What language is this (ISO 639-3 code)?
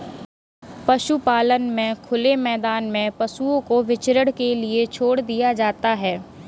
hin